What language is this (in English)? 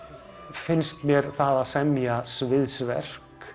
Icelandic